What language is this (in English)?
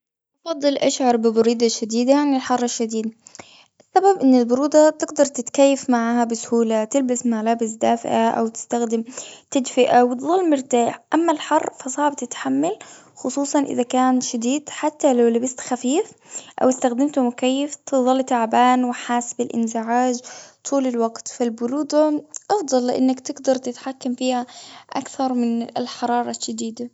Gulf Arabic